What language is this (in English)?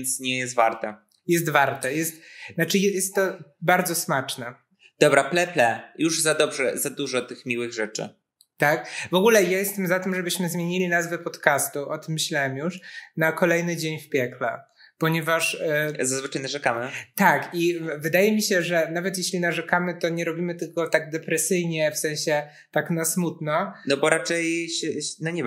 Polish